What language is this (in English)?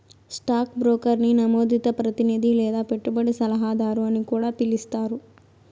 Telugu